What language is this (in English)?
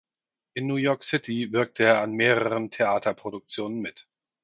German